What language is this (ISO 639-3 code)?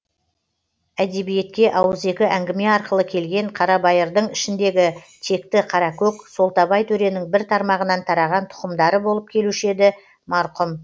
kaz